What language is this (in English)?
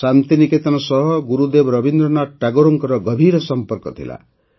Odia